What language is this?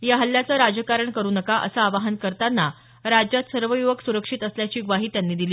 Marathi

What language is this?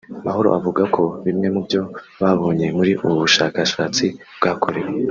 Kinyarwanda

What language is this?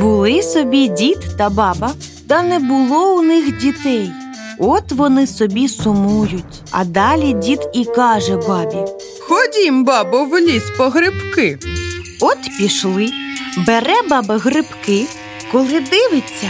Ukrainian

